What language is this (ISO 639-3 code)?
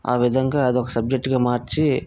tel